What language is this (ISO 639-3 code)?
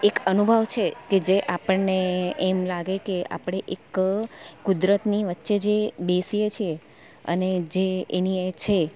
guj